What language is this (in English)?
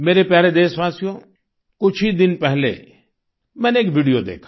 Hindi